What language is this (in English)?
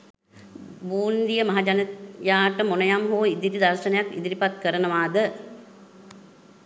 Sinhala